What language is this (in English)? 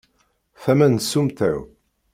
Kabyle